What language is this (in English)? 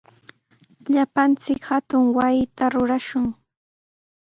Sihuas Ancash Quechua